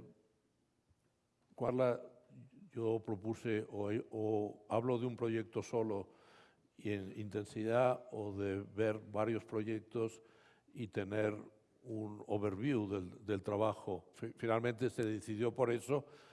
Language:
Spanish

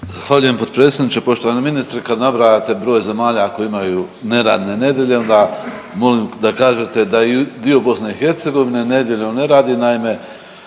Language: Croatian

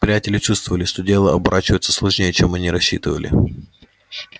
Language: Russian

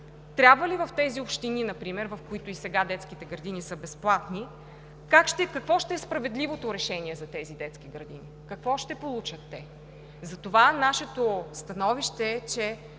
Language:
Bulgarian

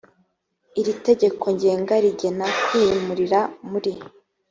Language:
Kinyarwanda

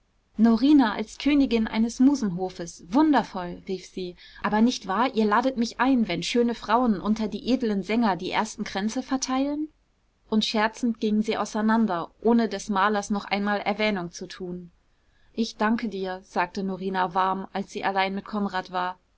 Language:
German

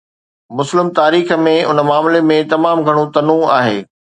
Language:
Sindhi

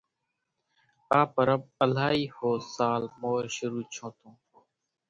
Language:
Kachi Koli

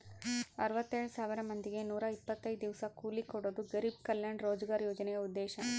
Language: Kannada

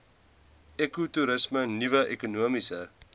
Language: Afrikaans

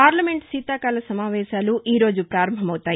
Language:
Telugu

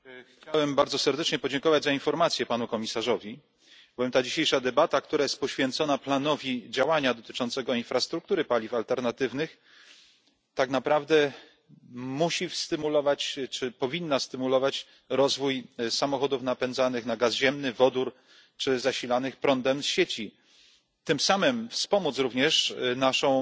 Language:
Polish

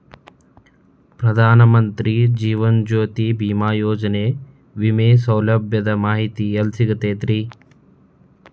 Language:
Kannada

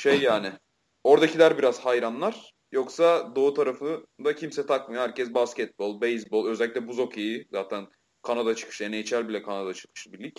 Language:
Turkish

